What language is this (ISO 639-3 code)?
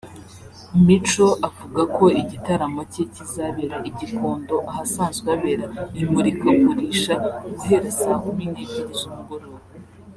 kin